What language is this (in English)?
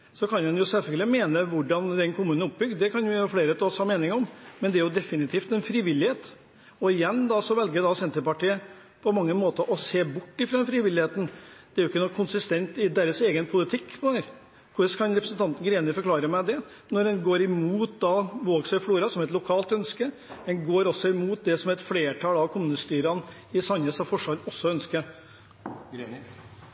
Norwegian Bokmål